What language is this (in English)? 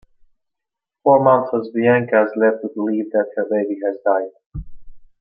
English